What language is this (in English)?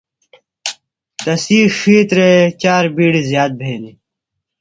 Phalura